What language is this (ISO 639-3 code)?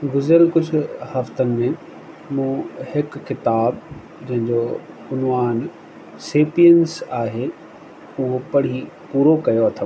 snd